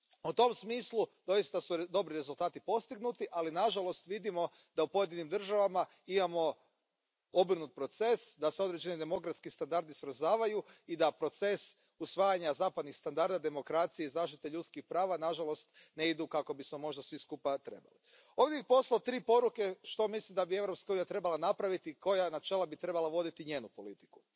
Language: Croatian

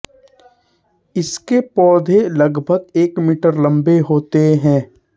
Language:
Hindi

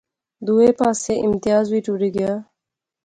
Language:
Pahari-Potwari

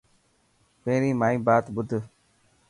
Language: Dhatki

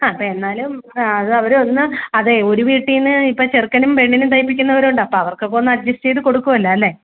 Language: Malayalam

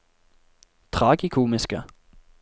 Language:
Norwegian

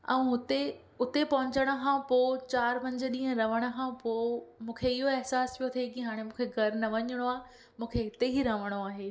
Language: Sindhi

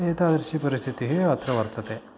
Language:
Sanskrit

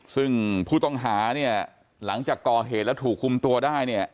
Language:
Thai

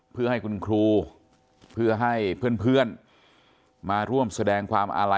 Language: Thai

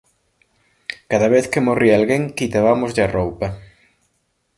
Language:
Galician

